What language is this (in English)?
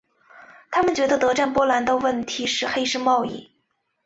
Chinese